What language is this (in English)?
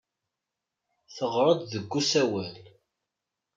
Kabyle